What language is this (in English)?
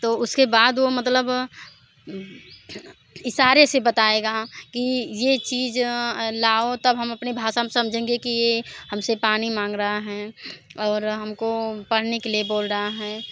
Hindi